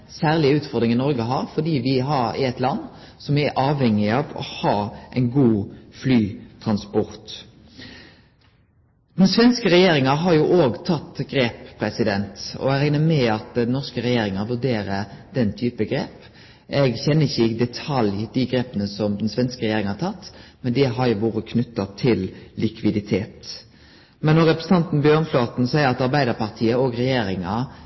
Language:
Norwegian Nynorsk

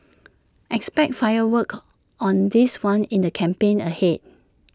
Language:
English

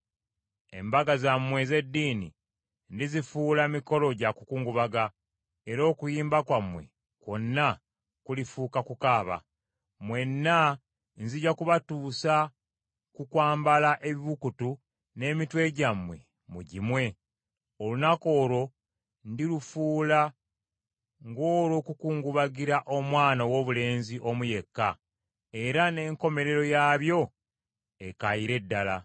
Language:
Ganda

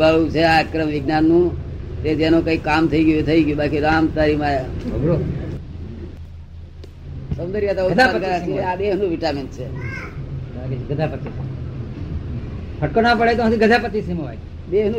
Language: Gujarati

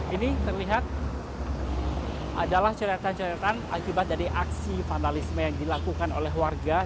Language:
Indonesian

